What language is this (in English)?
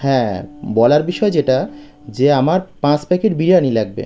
Bangla